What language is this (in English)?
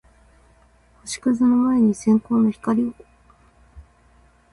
Japanese